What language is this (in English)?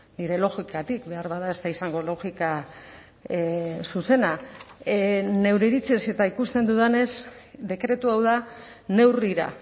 Basque